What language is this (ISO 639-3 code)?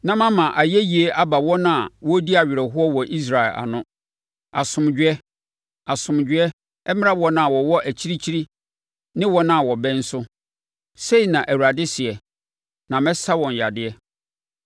aka